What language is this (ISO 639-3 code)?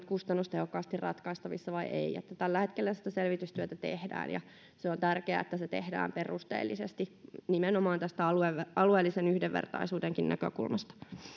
fin